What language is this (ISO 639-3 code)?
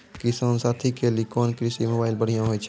mai